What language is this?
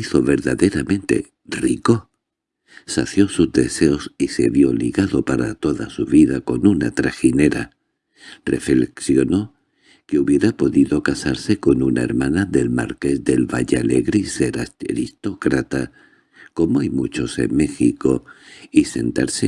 Spanish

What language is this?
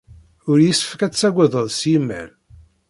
Kabyle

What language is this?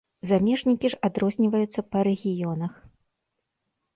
Belarusian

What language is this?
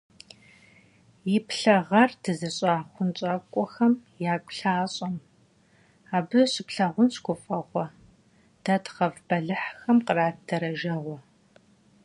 Kabardian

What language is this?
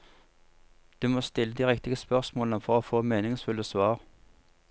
Norwegian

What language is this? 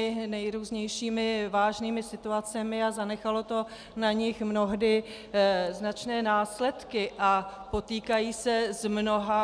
Czech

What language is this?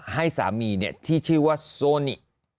Thai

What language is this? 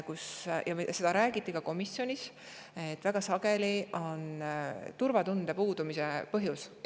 Estonian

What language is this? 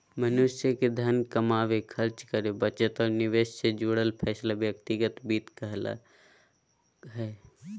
Magahi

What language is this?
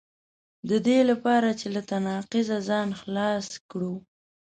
Pashto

